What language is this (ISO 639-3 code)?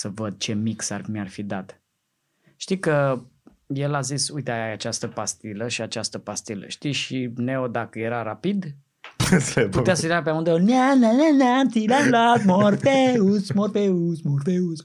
ron